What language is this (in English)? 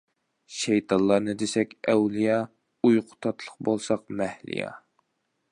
Uyghur